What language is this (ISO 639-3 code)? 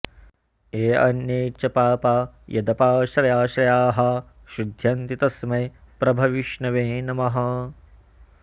san